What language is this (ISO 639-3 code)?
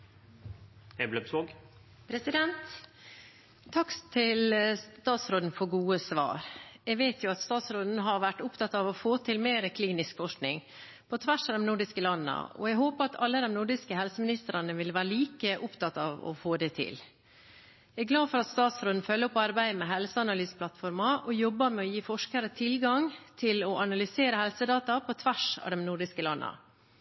nob